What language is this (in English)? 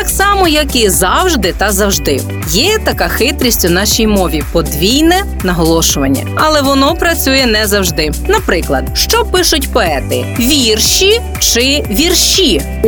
Ukrainian